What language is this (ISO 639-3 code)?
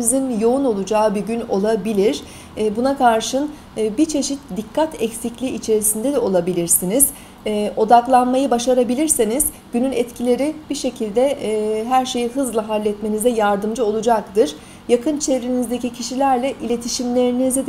tur